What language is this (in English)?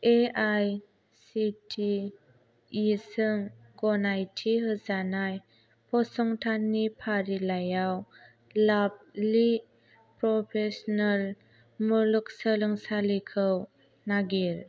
Bodo